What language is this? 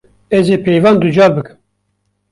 Kurdish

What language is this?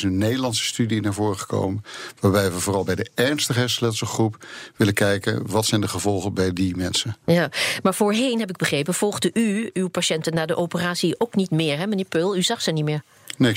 Dutch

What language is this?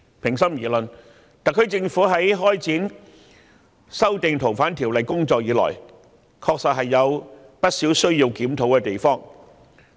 Cantonese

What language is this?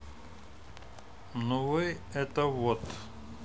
Russian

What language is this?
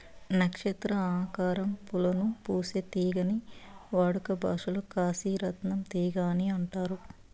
Telugu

